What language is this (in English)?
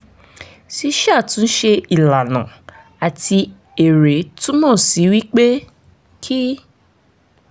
Yoruba